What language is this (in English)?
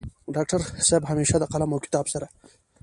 Pashto